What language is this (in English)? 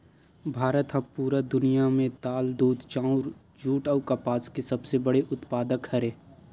Chhattisgarhi